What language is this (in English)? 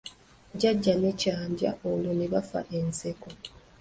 Ganda